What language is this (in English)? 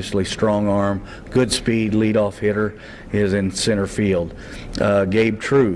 English